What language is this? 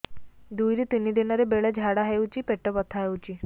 Odia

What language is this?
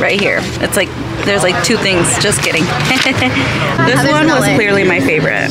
English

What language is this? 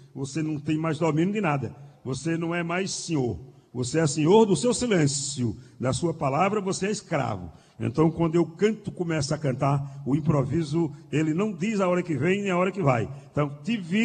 Portuguese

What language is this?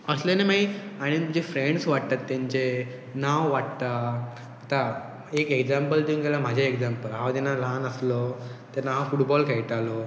Konkani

